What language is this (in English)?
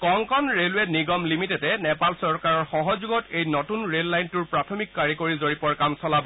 Assamese